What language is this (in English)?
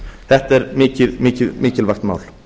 Icelandic